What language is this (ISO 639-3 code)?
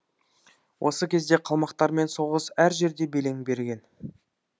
kaz